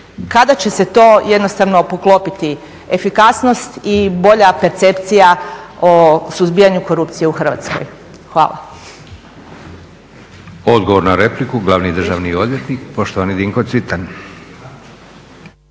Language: Croatian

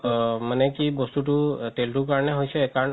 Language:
Assamese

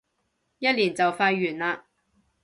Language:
Cantonese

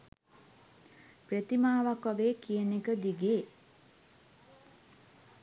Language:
Sinhala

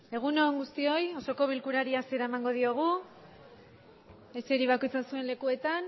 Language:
Basque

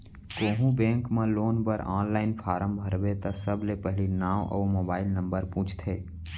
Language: Chhattisgarhi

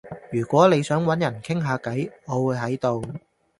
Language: Cantonese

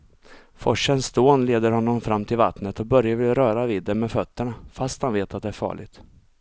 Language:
Swedish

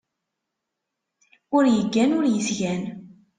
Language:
Kabyle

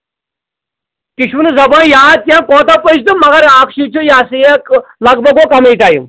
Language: Kashmiri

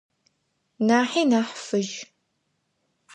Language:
Adyghe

